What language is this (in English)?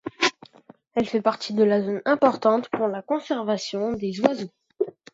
French